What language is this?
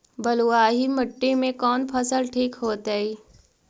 Magahi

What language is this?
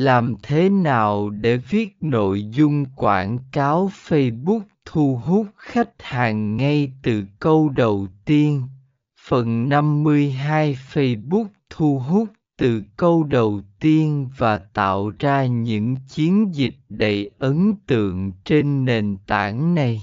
Vietnamese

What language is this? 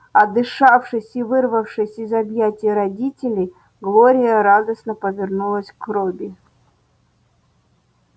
Russian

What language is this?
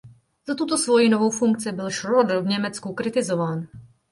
Czech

